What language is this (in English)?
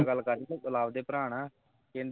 Punjabi